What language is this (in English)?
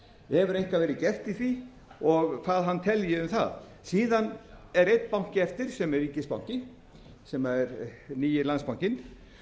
Icelandic